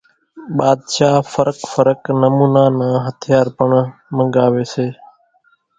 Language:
Kachi Koli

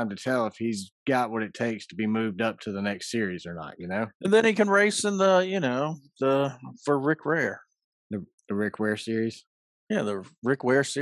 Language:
English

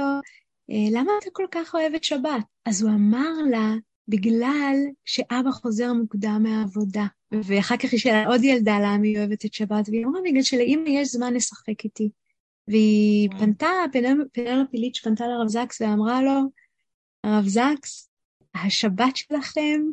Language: Hebrew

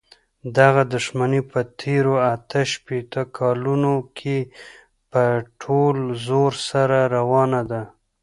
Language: Pashto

